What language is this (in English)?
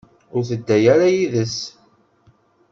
Kabyle